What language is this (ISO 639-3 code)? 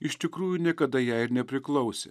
lit